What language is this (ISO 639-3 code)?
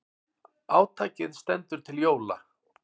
isl